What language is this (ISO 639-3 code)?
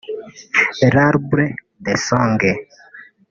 kin